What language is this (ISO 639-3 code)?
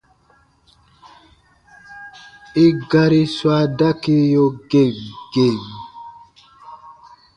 bba